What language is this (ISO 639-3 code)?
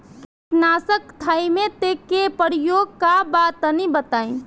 bho